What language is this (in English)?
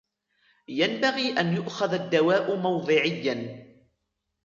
Arabic